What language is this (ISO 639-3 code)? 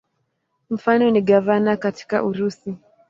swa